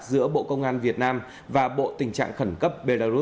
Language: Vietnamese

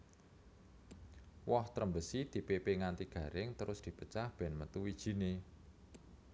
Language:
Javanese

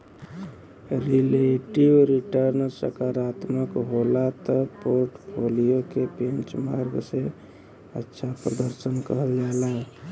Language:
Bhojpuri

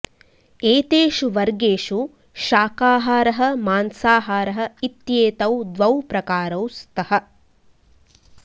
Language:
Sanskrit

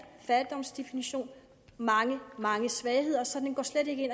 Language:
Danish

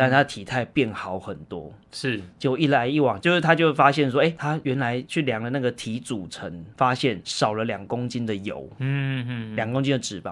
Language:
Chinese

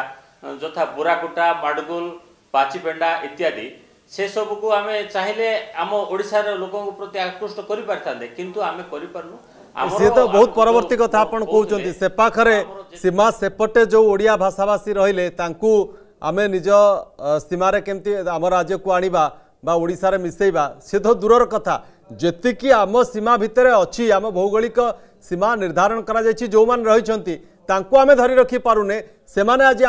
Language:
Hindi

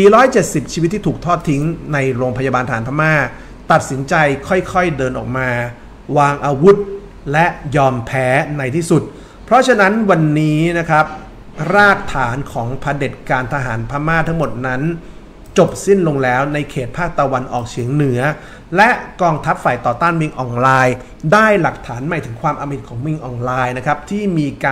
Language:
Thai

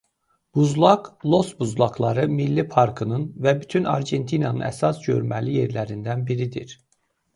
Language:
Azerbaijani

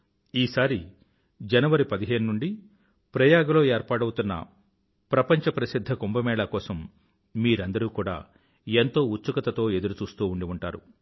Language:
Telugu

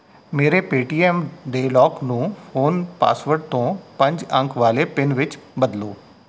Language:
Punjabi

